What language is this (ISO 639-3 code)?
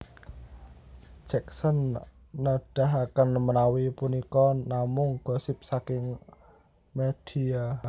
jav